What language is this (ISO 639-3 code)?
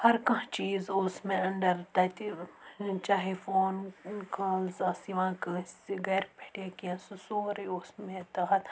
kas